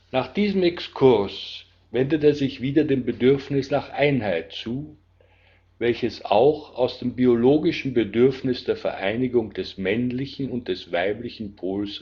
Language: German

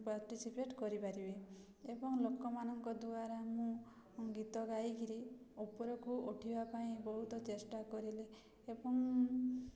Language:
Odia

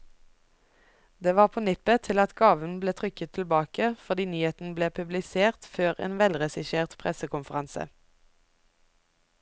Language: Norwegian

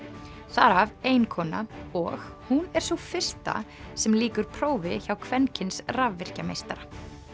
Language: Icelandic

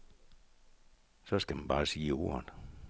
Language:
Danish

